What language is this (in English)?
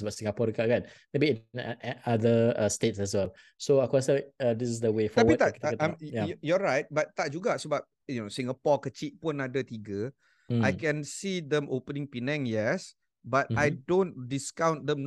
Malay